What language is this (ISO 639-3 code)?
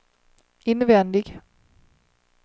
swe